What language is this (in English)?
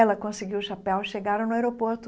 Portuguese